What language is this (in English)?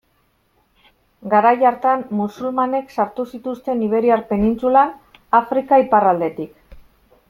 Basque